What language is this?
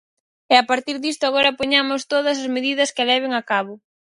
Galician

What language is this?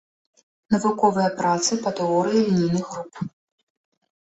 Belarusian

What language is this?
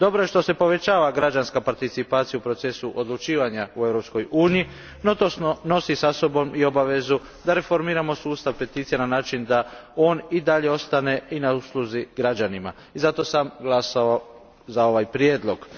Croatian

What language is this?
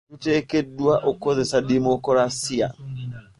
Ganda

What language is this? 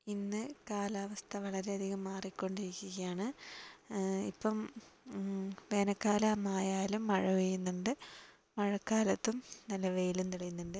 Malayalam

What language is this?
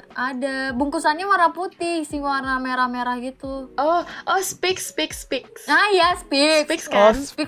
Indonesian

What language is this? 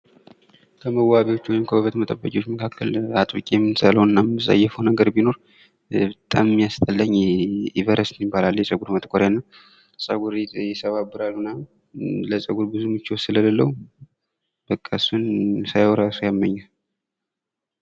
Amharic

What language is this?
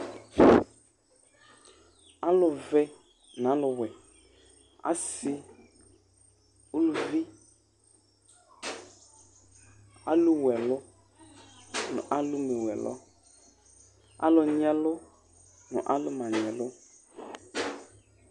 Ikposo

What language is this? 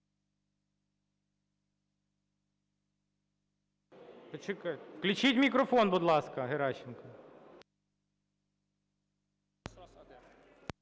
Ukrainian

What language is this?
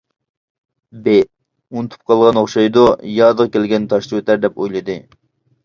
Uyghur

